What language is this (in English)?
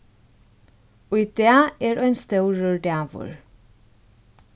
Faroese